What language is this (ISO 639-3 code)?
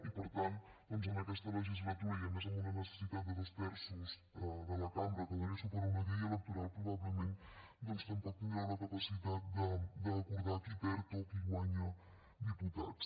cat